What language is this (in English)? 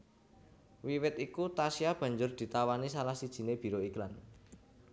Javanese